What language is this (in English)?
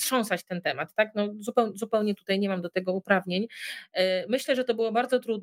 Polish